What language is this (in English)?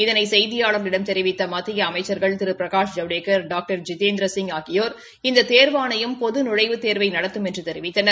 Tamil